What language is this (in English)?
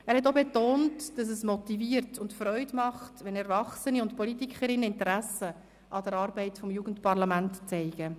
Swiss German